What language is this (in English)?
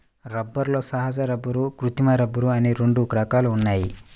Telugu